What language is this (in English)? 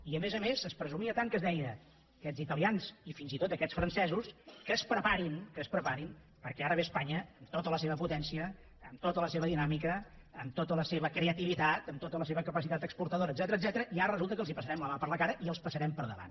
Catalan